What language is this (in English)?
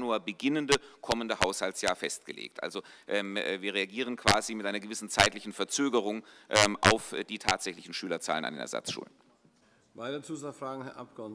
German